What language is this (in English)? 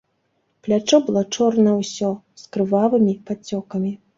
Belarusian